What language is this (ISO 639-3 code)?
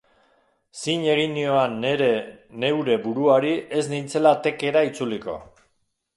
eus